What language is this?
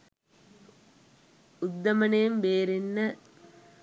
Sinhala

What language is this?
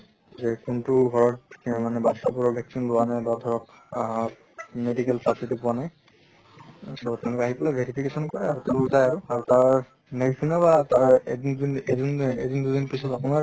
Assamese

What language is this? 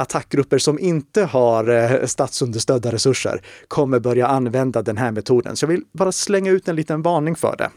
Swedish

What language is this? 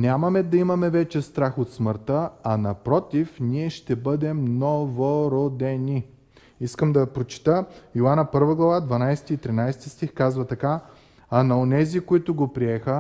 Bulgarian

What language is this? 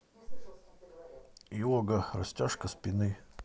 Russian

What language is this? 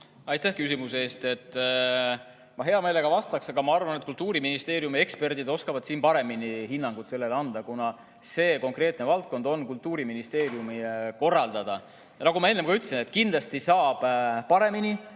Estonian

